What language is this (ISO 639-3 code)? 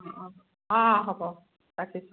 asm